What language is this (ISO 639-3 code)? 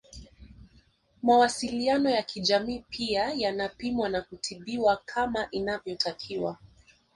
swa